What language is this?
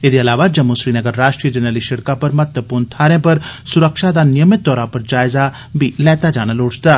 Dogri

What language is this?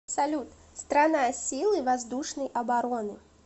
Russian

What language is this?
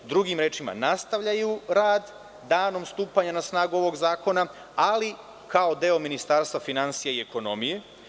Serbian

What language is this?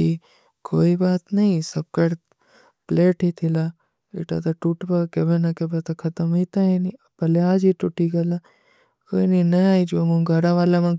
Kui (India)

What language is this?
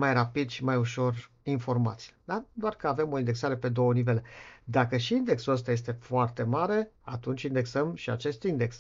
Romanian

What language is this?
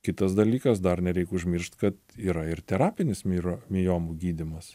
Lithuanian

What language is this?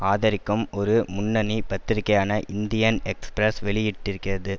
Tamil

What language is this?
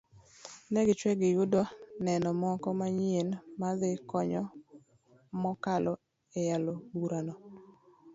Luo (Kenya and Tanzania)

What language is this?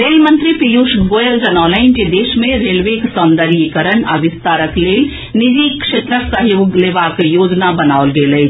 Maithili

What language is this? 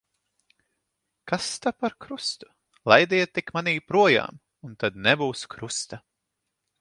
Latvian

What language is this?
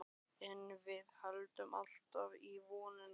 Icelandic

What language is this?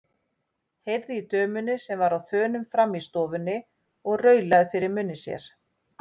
Icelandic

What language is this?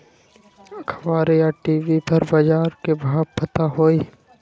Magahi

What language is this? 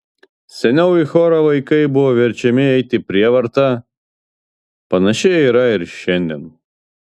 Lithuanian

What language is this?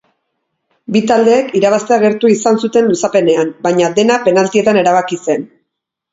Basque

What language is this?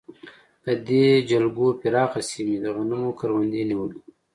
Pashto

